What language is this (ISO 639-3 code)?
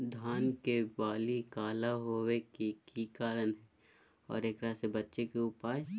mag